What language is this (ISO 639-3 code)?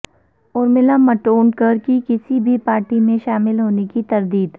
urd